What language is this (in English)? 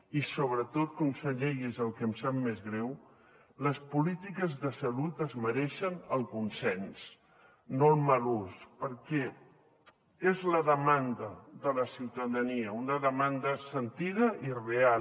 Catalan